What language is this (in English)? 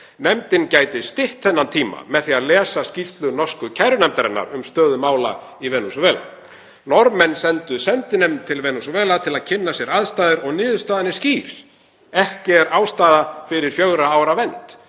Icelandic